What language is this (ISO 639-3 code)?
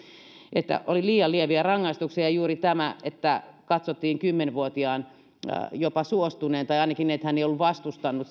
fin